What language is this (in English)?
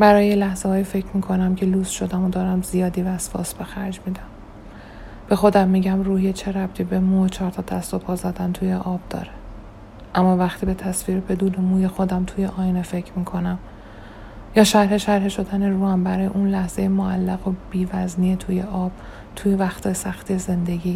Persian